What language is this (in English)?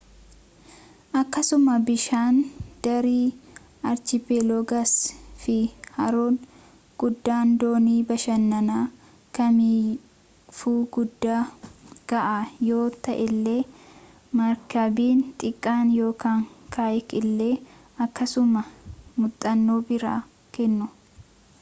Oromo